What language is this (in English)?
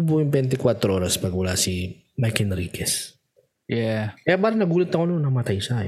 Filipino